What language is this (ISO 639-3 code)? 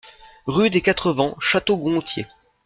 fra